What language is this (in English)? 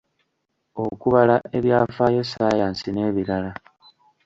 Ganda